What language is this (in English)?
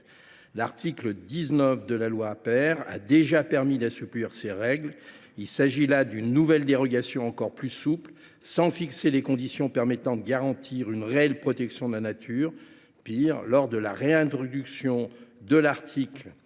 French